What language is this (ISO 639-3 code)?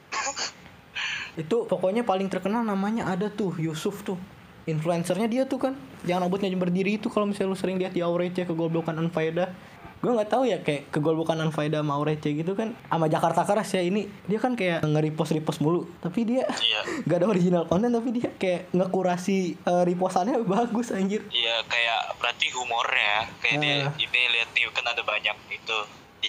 ind